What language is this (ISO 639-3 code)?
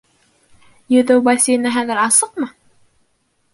bak